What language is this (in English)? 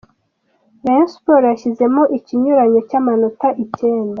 Kinyarwanda